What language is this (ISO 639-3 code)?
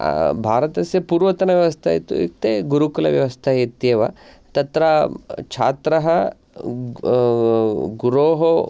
san